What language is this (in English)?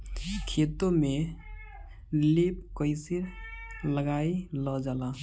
Bhojpuri